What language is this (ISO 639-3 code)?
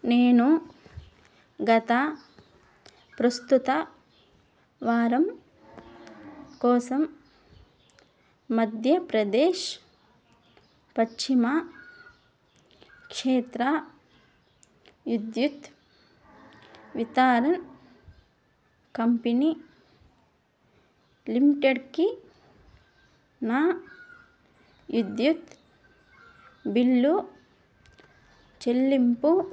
tel